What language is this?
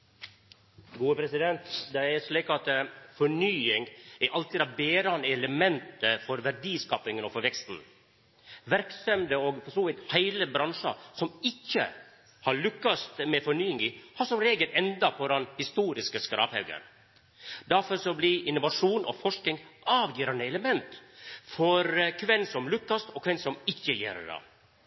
Norwegian Nynorsk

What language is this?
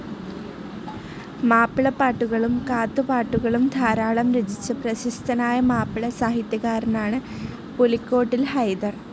Malayalam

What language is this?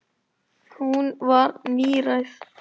Icelandic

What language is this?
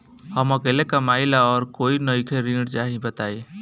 Bhojpuri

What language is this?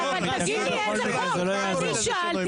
Hebrew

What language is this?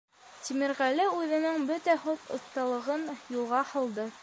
Bashkir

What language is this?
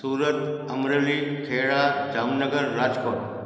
Sindhi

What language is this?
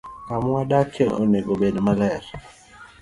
Luo (Kenya and Tanzania)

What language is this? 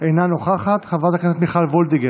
Hebrew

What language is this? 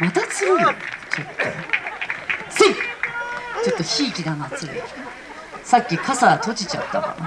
Japanese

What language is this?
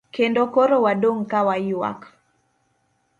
Luo (Kenya and Tanzania)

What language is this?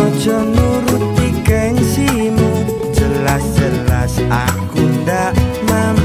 Indonesian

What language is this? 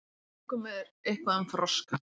Icelandic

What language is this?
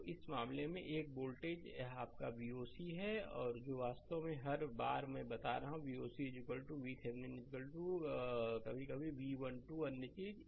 Hindi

